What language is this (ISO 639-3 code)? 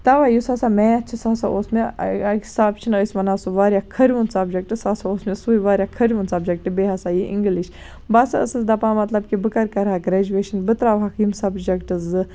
kas